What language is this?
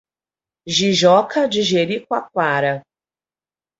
Portuguese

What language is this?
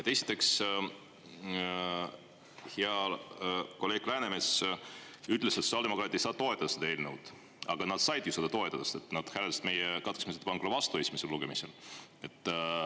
Estonian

